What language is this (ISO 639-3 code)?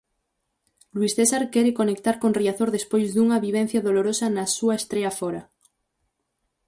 glg